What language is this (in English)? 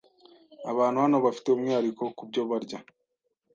Kinyarwanda